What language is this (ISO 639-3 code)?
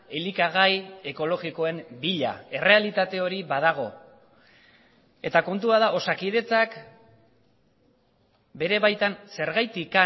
eus